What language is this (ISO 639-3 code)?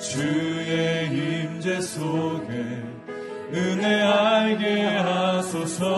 kor